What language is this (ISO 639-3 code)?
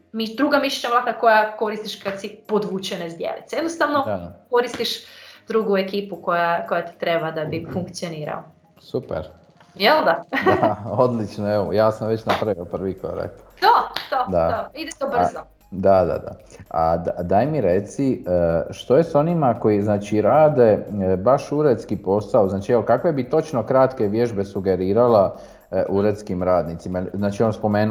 hrv